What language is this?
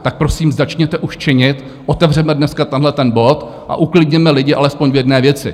Czech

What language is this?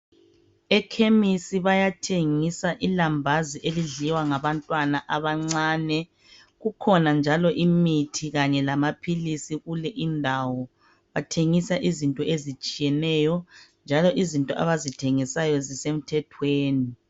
North Ndebele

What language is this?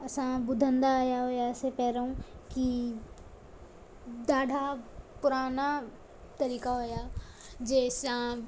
Sindhi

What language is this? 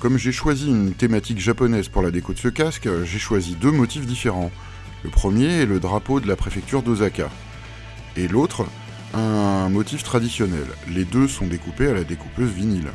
French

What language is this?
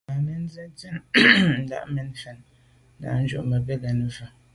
Medumba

